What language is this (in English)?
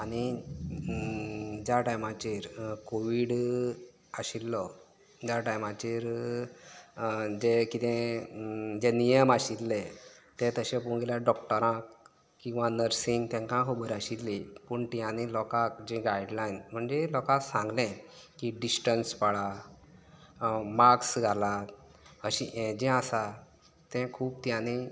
Konkani